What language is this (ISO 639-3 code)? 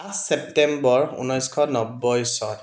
asm